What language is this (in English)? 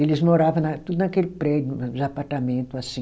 Portuguese